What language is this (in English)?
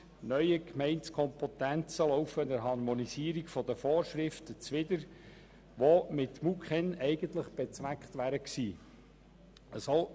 Swiss German